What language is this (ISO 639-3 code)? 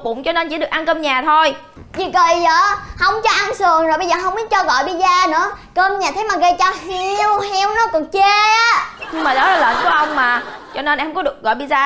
vie